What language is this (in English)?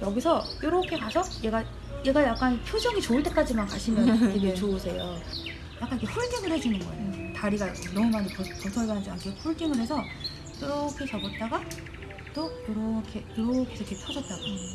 Korean